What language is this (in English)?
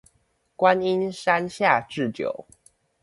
Chinese